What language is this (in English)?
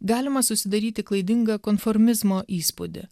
Lithuanian